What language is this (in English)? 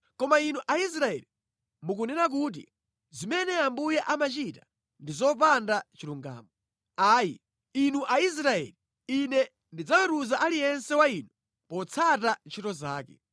Nyanja